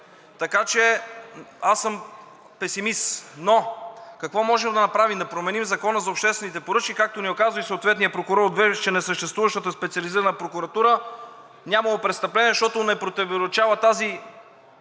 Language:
Bulgarian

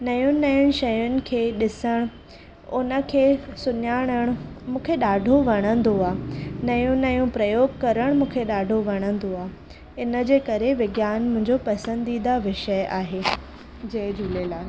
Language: Sindhi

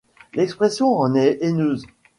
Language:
French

